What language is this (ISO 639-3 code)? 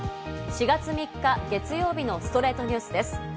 jpn